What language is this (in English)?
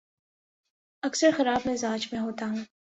Urdu